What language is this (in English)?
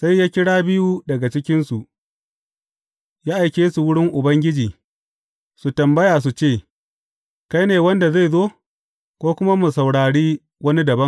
Hausa